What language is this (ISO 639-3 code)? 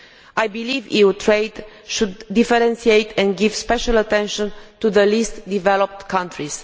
eng